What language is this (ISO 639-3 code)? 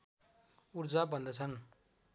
nep